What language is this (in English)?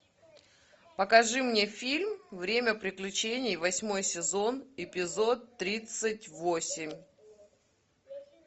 Russian